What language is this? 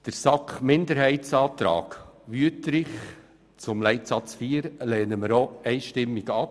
Swiss German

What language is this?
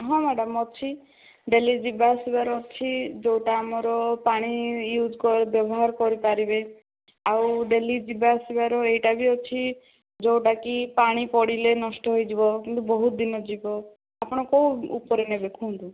Odia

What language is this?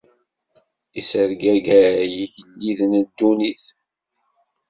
Kabyle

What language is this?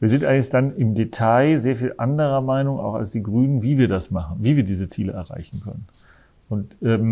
German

